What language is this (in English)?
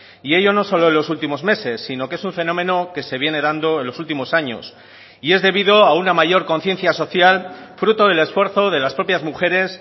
Spanish